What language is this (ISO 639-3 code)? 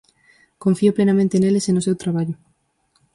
glg